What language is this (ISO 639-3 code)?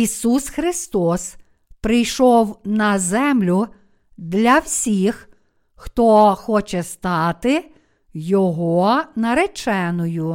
ukr